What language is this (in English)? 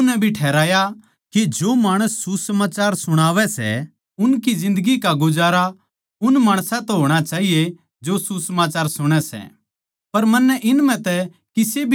Haryanvi